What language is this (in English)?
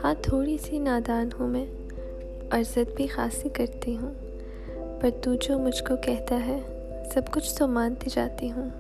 Urdu